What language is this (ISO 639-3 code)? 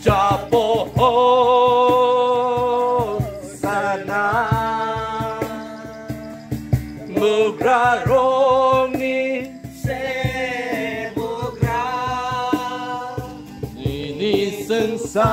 ron